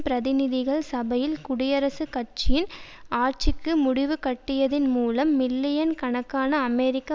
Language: Tamil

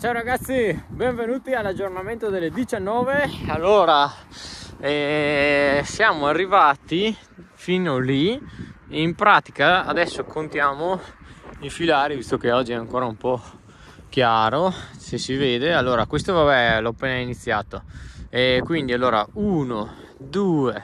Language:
Italian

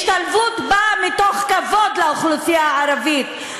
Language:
Hebrew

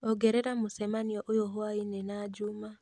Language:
Kikuyu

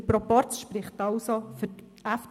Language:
Swiss German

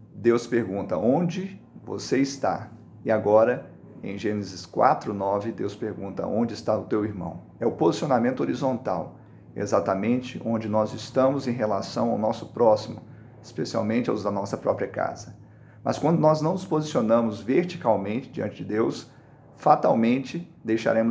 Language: Portuguese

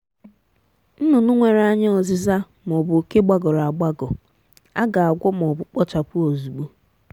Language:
Igbo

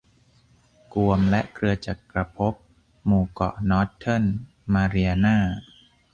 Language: Thai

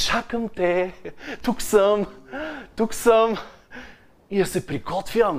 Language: Bulgarian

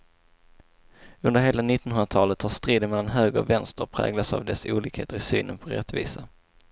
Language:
Swedish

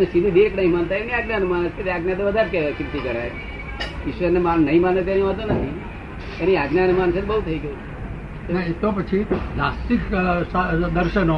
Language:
Gujarati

